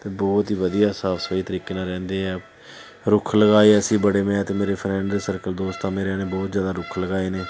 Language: Punjabi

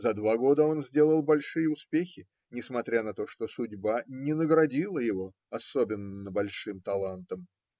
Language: Russian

